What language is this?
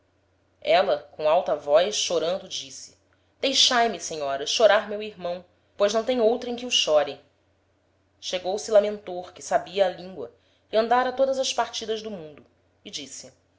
Portuguese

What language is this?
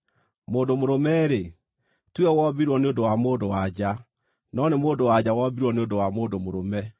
Kikuyu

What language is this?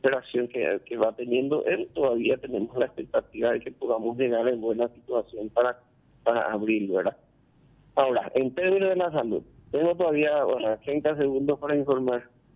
Spanish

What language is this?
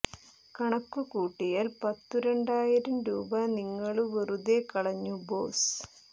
Malayalam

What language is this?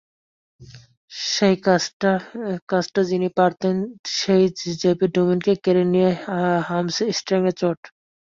Bangla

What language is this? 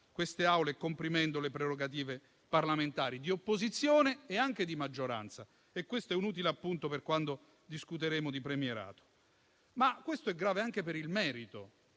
Italian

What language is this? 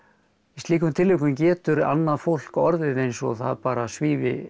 Icelandic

